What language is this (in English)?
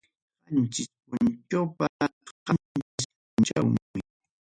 Ayacucho Quechua